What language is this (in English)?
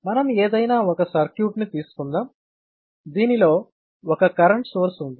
Telugu